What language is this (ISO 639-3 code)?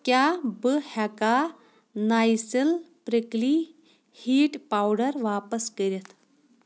kas